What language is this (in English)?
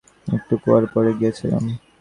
Bangla